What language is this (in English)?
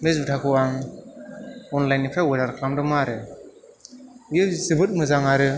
Bodo